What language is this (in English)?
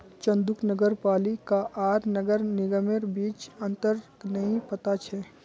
Magahi